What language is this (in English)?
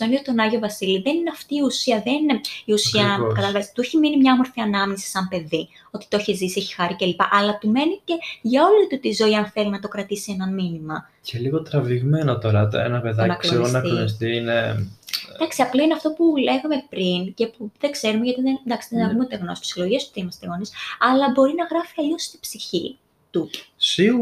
Greek